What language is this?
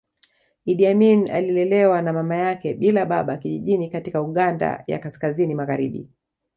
Swahili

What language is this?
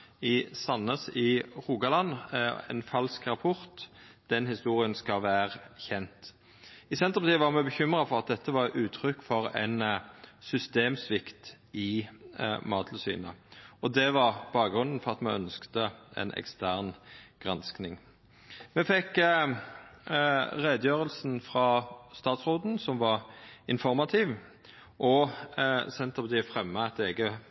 Norwegian Nynorsk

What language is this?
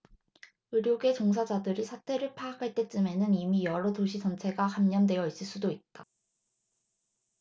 Korean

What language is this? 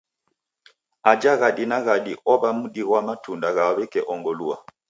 Taita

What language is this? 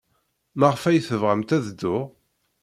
Kabyle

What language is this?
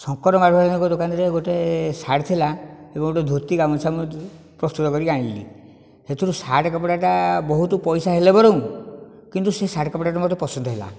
Odia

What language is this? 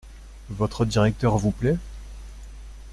French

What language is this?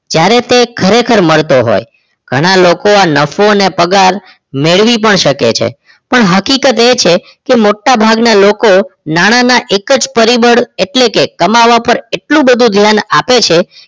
Gujarati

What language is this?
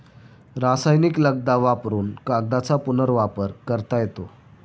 Marathi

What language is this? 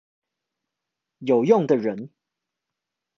Chinese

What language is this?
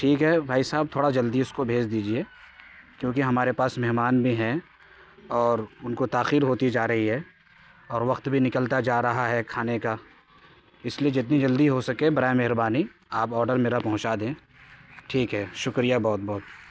Urdu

